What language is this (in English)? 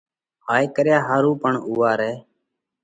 Parkari Koli